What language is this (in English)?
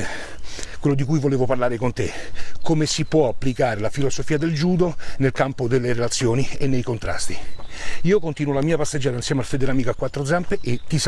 Italian